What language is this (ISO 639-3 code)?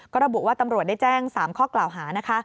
tha